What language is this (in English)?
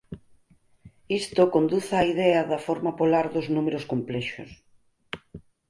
Galician